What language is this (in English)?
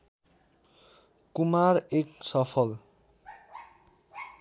Nepali